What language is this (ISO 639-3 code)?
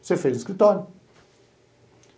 por